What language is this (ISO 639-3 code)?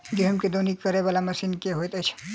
mai